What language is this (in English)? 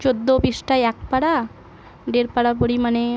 Bangla